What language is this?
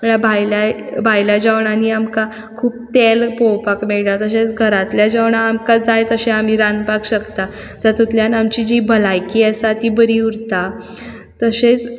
Konkani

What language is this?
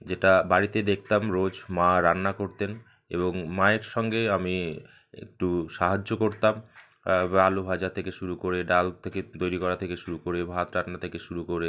Bangla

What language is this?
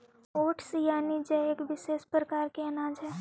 Magahi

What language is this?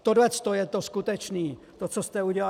Czech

